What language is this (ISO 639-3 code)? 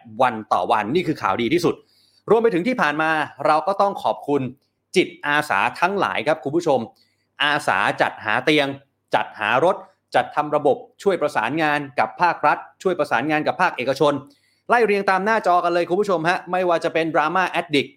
tha